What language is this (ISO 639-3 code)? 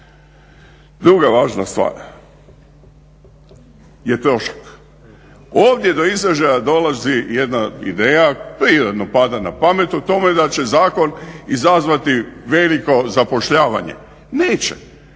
hrv